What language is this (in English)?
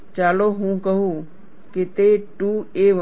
Gujarati